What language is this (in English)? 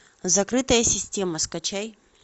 Russian